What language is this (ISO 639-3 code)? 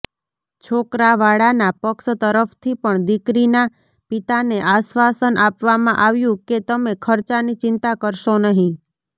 guj